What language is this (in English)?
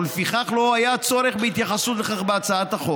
Hebrew